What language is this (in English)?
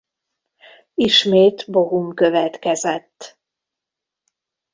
Hungarian